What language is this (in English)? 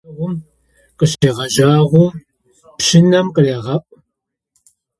Adyghe